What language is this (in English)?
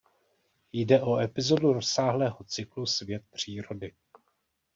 Czech